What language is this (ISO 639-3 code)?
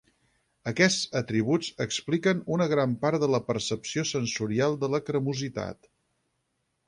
cat